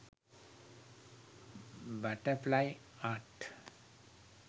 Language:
Sinhala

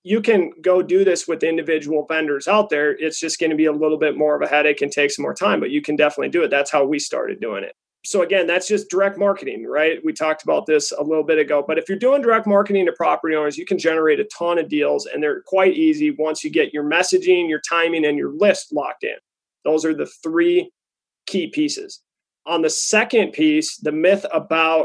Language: English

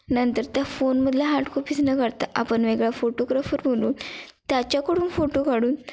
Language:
Marathi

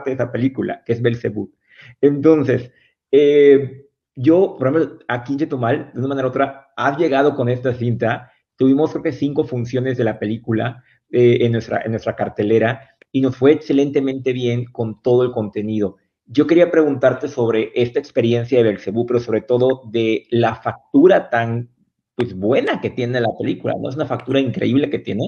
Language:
Spanish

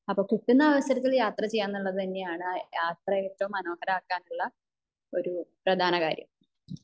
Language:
Malayalam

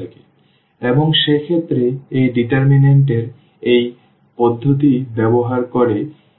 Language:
Bangla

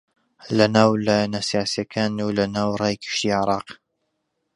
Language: Central Kurdish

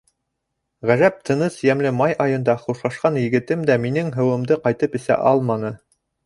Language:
Bashkir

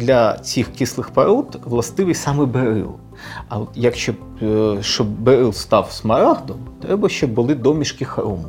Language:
Ukrainian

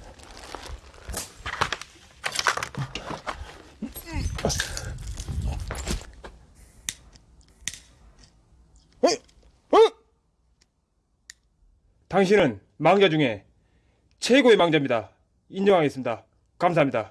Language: Korean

